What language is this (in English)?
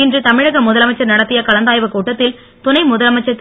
Tamil